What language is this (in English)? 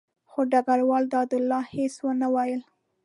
Pashto